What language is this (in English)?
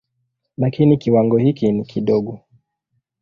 Swahili